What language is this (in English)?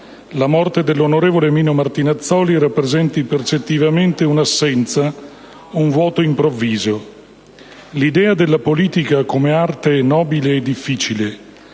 Italian